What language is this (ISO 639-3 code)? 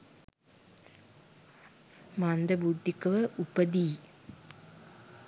sin